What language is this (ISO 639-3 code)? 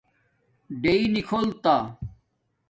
dmk